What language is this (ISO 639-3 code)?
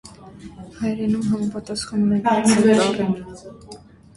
hye